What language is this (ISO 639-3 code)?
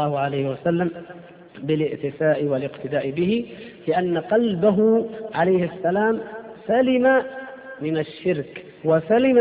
ara